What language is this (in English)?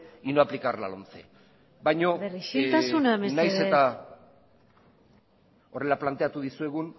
Basque